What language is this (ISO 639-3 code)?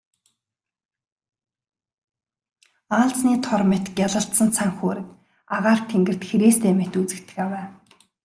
mon